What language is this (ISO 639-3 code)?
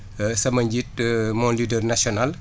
wol